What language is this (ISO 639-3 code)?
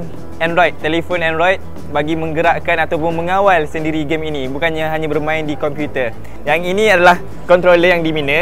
msa